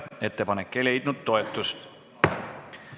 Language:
Estonian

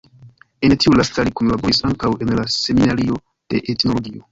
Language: Esperanto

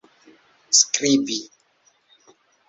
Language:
Esperanto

